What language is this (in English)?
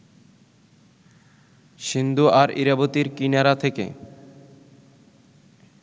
Bangla